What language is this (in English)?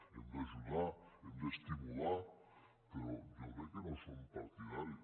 Catalan